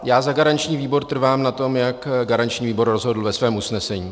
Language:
Czech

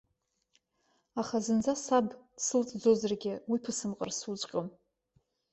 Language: Abkhazian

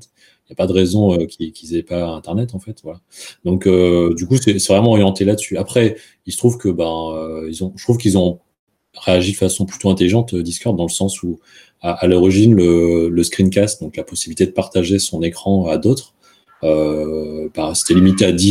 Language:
French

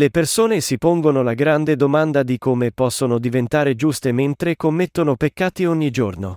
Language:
Italian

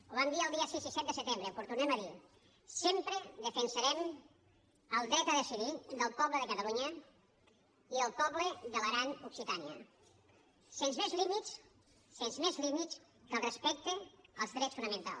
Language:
Catalan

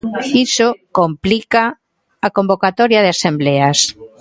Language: Galician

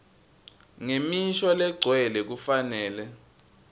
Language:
Swati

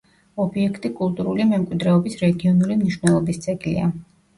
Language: Georgian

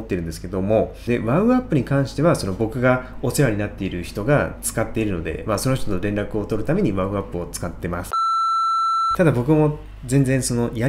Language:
Japanese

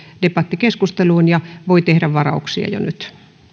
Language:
Finnish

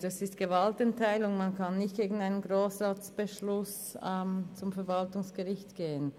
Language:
Swiss German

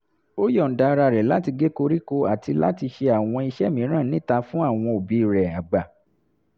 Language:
Yoruba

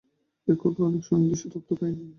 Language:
Bangla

